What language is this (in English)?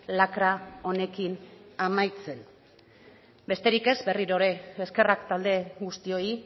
Basque